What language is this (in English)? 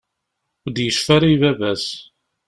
Kabyle